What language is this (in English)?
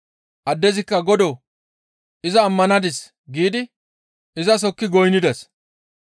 Gamo